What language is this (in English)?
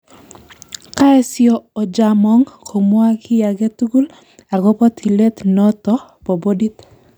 Kalenjin